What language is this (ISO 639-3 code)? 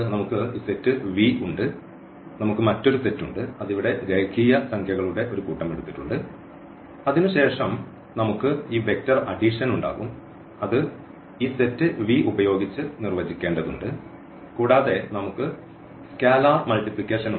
mal